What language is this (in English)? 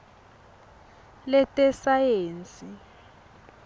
Swati